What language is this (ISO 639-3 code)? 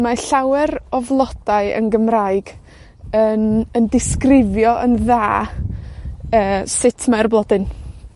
cym